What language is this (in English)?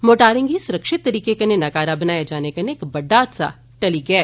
Dogri